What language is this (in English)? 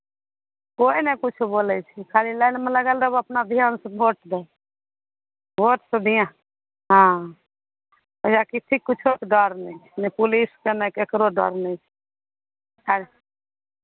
Maithili